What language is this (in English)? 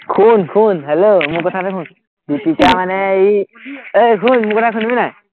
Assamese